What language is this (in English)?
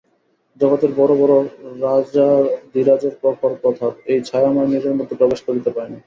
Bangla